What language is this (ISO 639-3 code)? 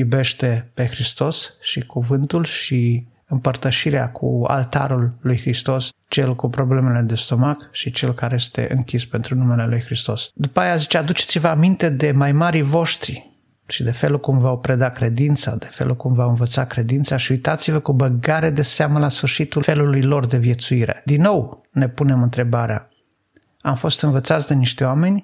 ron